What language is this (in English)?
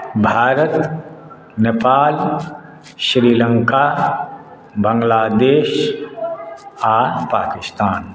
Maithili